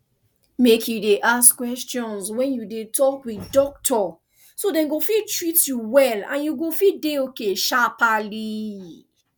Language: Nigerian Pidgin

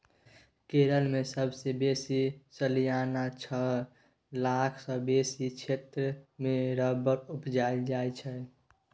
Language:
Maithili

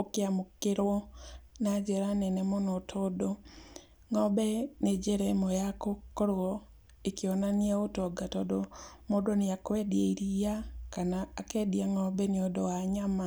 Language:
Kikuyu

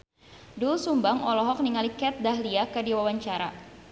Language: Sundanese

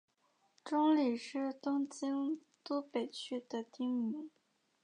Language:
Chinese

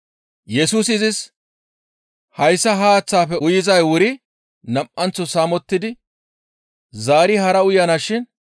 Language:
Gamo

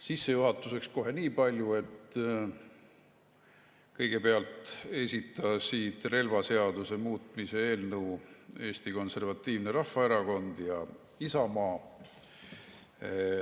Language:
Estonian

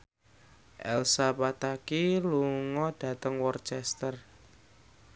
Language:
Javanese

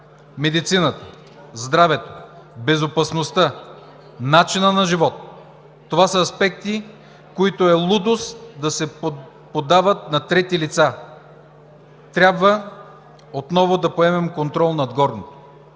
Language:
Bulgarian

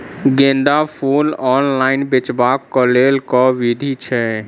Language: Maithili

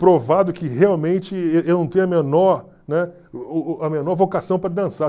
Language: Portuguese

